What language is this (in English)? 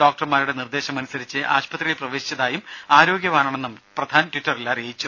Malayalam